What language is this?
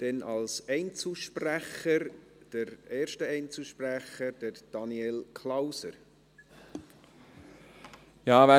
Swiss German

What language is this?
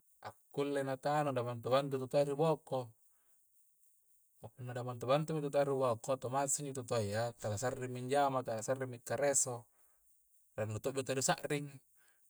Coastal Konjo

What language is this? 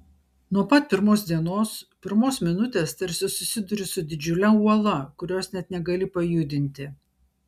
Lithuanian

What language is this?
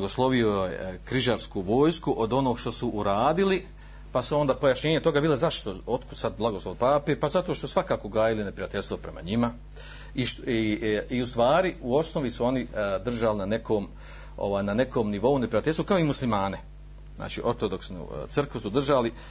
Croatian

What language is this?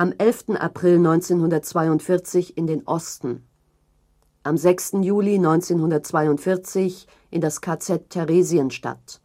German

